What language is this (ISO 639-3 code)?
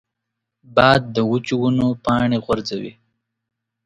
pus